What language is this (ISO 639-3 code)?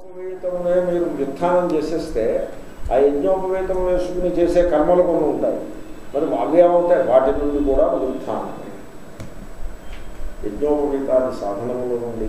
ell